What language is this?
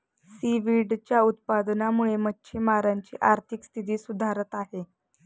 Marathi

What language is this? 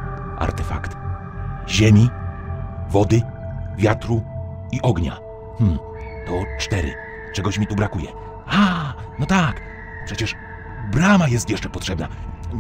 Polish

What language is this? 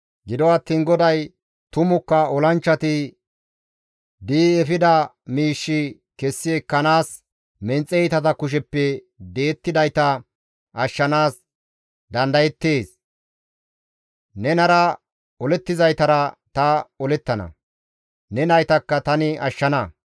Gamo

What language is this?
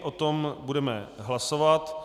Czech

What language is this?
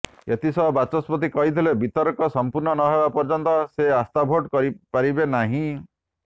Odia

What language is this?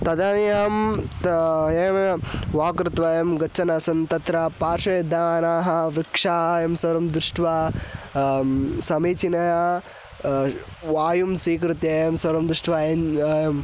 Sanskrit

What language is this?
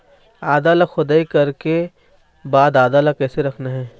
Chhattisgarhi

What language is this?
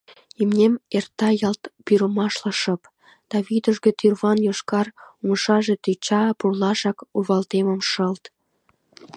Mari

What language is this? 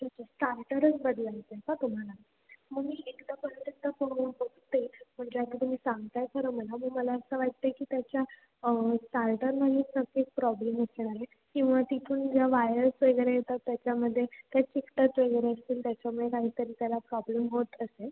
Marathi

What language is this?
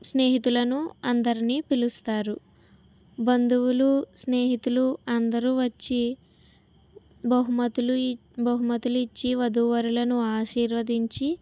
Telugu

